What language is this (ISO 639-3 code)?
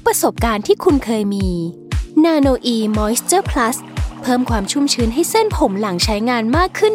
tha